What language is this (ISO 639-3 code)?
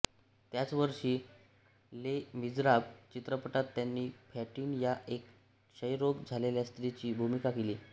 mar